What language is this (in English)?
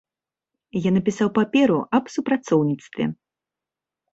Belarusian